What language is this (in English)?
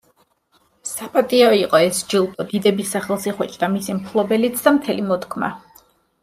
Georgian